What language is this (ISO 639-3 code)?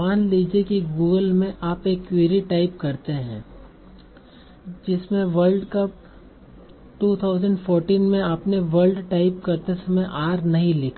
hin